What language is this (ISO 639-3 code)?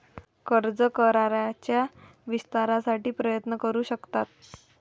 mar